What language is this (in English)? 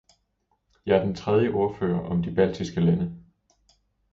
Danish